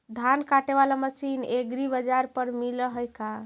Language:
Magahi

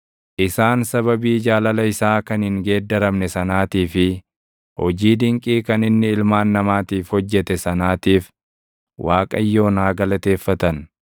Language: Oromo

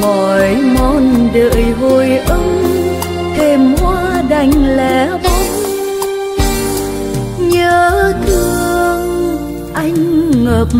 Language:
Vietnamese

